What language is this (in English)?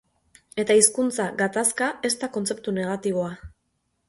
Basque